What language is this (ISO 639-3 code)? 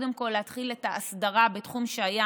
heb